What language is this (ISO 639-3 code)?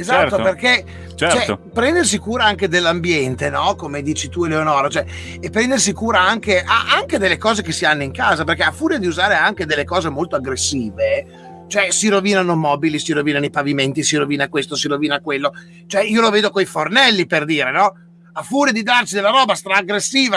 ita